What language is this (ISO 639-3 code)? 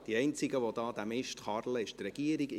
gsw